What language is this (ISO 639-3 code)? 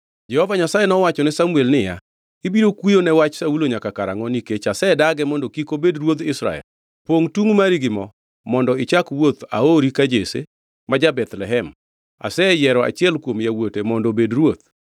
luo